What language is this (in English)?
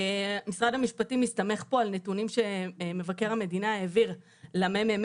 Hebrew